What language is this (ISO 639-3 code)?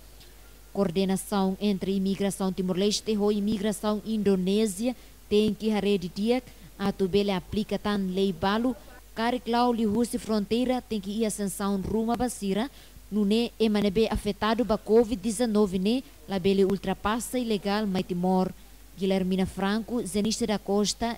por